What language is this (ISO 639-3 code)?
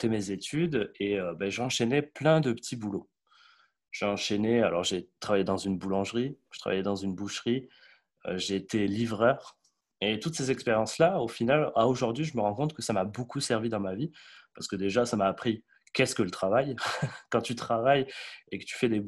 fra